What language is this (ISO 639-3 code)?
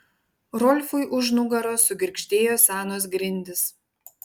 lit